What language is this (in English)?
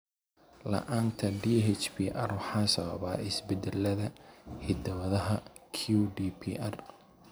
Somali